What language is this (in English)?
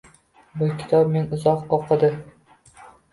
Uzbek